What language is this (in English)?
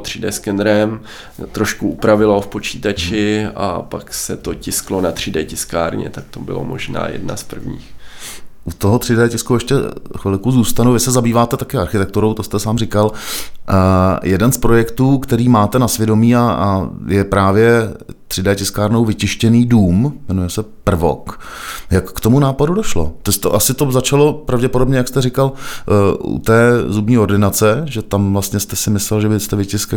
Czech